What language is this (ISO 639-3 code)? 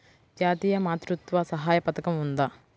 tel